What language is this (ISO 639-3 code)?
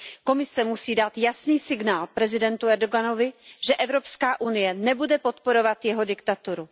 ces